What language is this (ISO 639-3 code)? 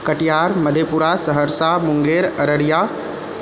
mai